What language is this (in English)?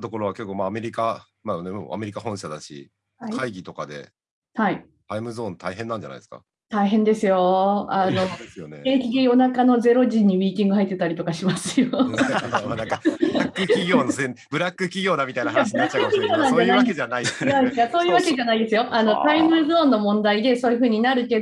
Japanese